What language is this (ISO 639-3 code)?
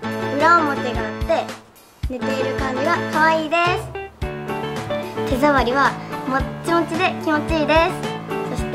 jpn